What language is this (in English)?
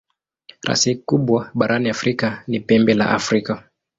Swahili